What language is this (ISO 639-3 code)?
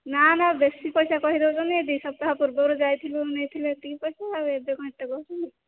ori